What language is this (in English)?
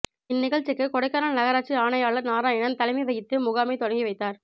Tamil